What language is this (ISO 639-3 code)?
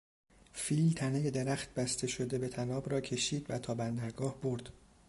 fas